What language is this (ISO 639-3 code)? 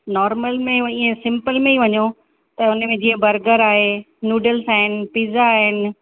snd